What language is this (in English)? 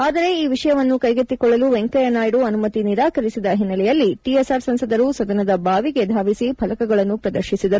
Kannada